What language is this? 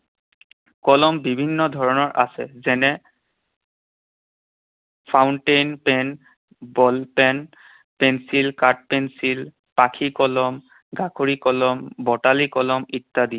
Assamese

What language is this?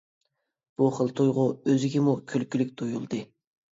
Uyghur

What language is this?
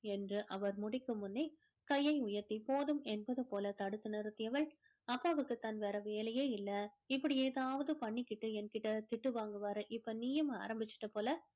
Tamil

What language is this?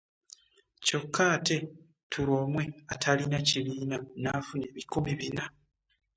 Ganda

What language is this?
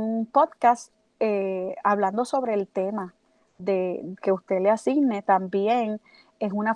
Spanish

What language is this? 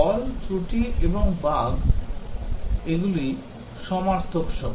Bangla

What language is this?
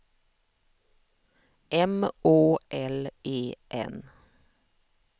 Swedish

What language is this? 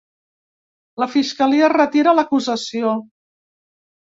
Catalan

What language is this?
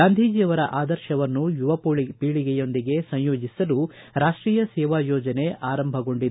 Kannada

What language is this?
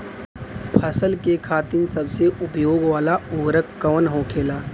Bhojpuri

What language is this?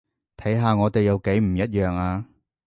Cantonese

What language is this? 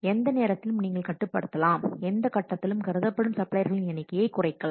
Tamil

